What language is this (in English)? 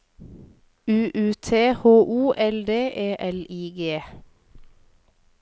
Norwegian